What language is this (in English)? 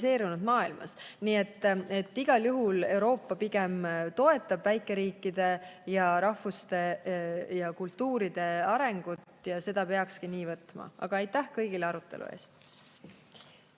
Estonian